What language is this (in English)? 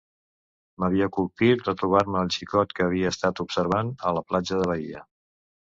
Catalan